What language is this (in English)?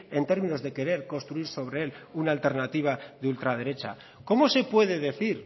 Spanish